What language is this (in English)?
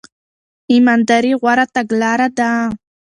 Pashto